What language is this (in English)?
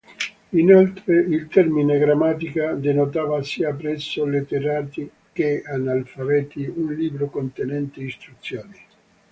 Italian